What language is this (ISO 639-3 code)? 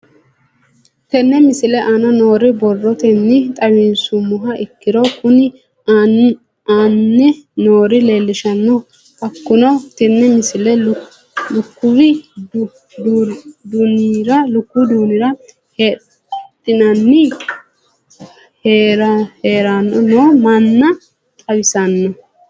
sid